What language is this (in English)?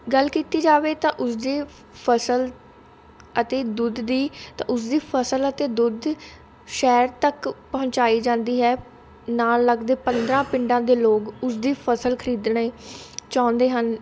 Punjabi